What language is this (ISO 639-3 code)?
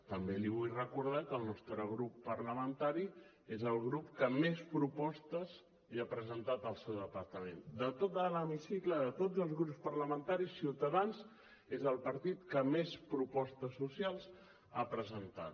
cat